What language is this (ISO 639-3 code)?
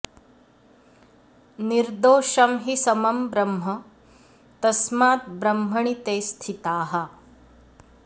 san